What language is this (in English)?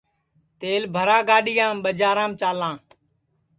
Sansi